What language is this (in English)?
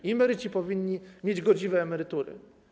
Polish